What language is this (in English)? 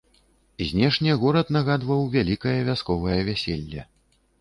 Belarusian